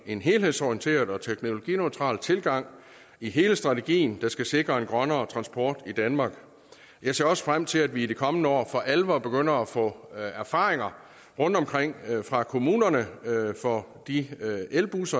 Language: Danish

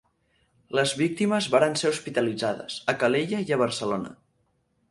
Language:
Catalan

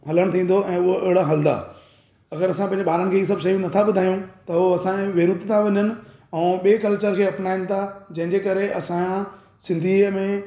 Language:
Sindhi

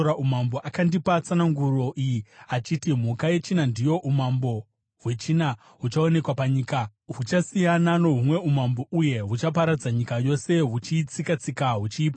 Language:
Shona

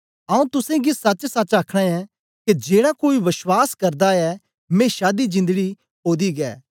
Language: Dogri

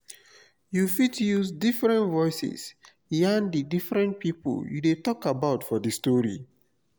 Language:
Nigerian Pidgin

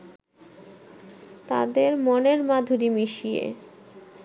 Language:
Bangla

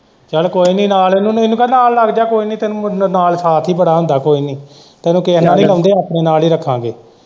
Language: Punjabi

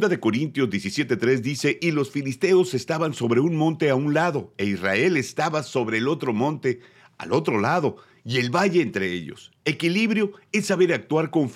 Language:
Spanish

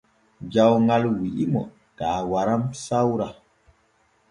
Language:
Borgu Fulfulde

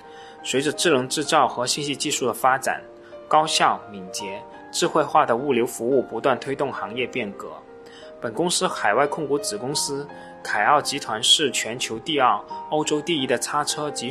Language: Chinese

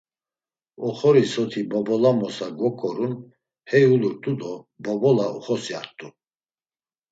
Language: Laz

